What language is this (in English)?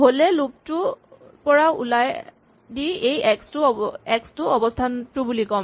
Assamese